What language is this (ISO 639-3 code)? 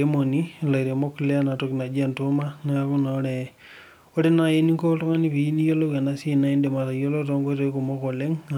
mas